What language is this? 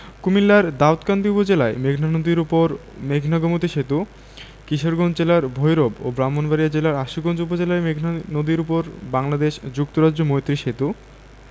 Bangla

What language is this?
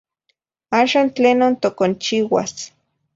Zacatlán-Ahuacatlán-Tepetzintla Nahuatl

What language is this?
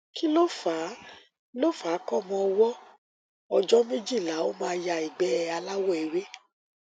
Yoruba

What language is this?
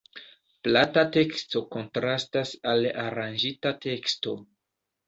Esperanto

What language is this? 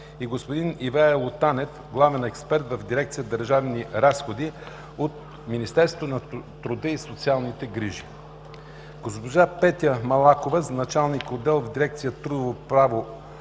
Bulgarian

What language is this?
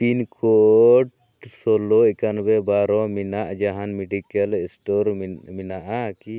Santali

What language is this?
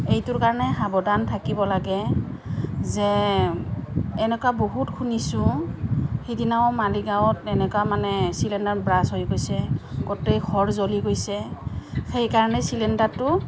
Assamese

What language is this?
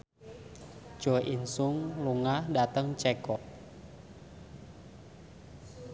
Javanese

